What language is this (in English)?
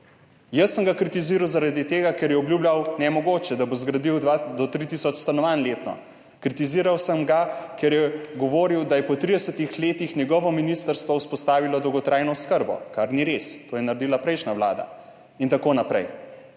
Slovenian